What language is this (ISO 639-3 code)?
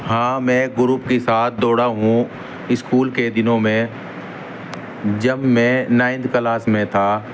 urd